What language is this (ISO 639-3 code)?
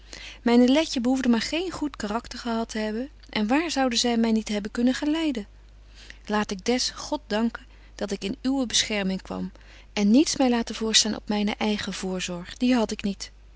nld